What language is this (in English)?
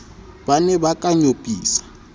Southern Sotho